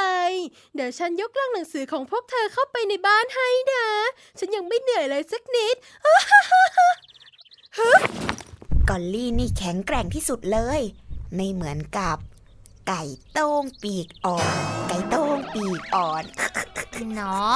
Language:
Thai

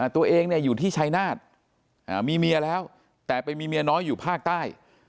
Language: Thai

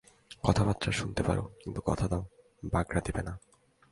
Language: Bangla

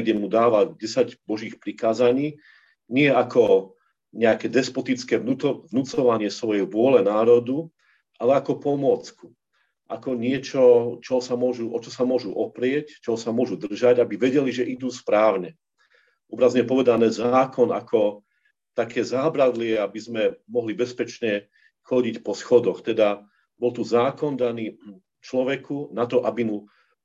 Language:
Slovak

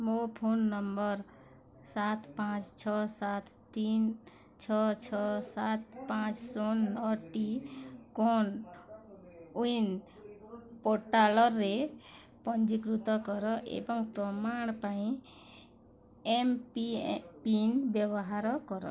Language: Odia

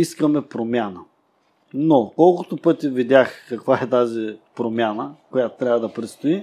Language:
Bulgarian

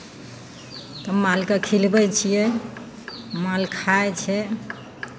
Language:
Maithili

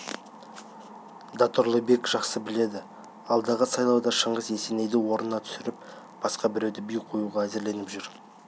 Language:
Kazakh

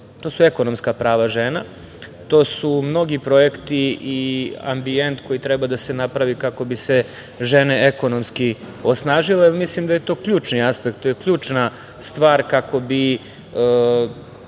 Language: Serbian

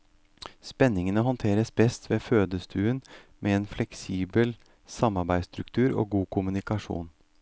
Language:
Norwegian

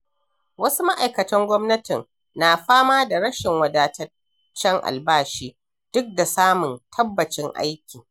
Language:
Hausa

